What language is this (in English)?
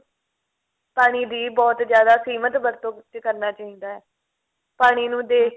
Punjabi